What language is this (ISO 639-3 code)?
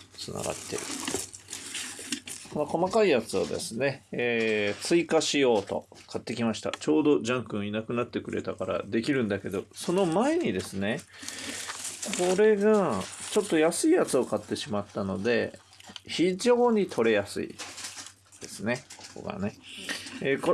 jpn